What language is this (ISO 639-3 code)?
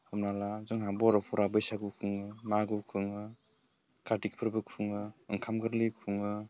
brx